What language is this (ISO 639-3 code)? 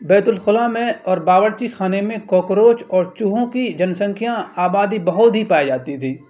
urd